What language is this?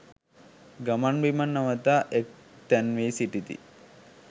Sinhala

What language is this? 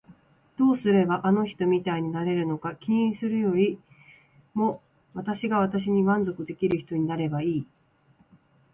Japanese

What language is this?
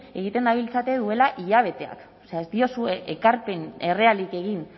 Basque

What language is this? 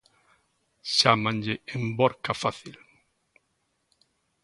Galician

